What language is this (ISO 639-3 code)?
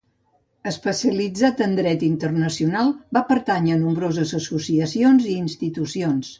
cat